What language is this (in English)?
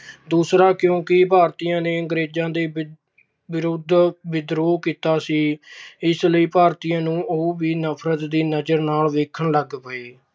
Punjabi